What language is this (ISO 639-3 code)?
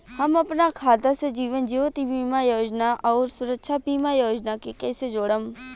bho